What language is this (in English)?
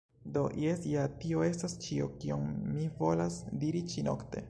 Esperanto